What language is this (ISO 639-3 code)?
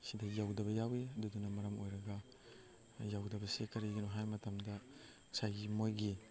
mni